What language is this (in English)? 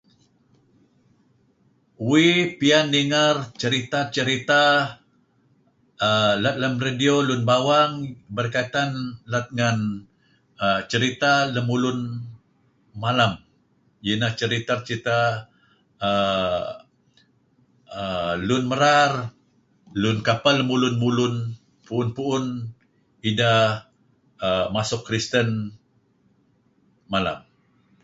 Kelabit